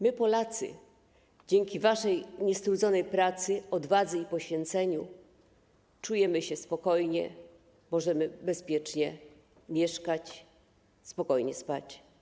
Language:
Polish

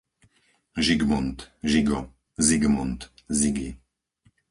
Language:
Slovak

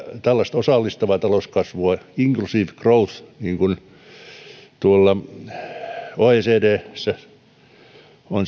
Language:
Finnish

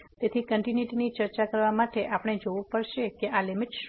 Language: Gujarati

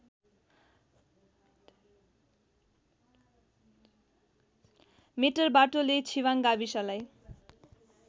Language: Nepali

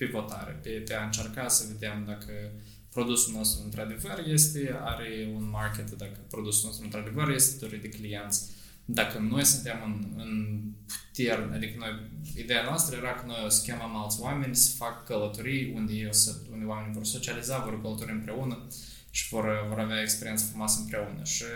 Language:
Romanian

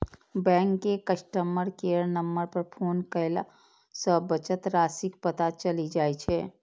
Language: Maithili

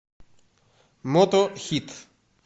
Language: Russian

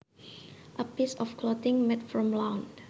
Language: Javanese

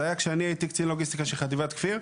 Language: Hebrew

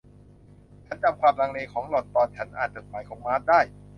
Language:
Thai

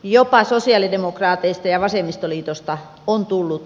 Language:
Finnish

